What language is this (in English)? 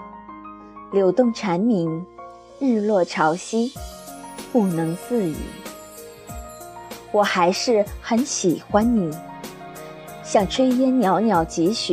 Chinese